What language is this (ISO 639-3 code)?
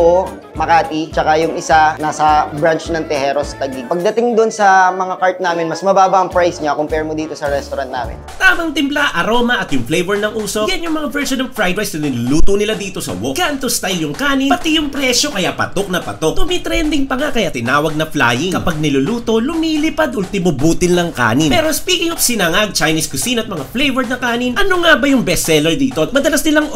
fil